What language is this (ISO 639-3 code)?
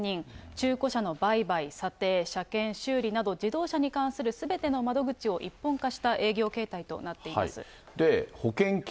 jpn